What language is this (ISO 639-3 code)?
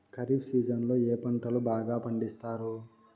tel